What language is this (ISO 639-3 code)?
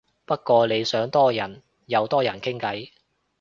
yue